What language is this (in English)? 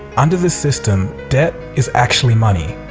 English